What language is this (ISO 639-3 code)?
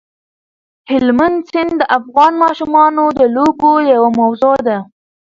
pus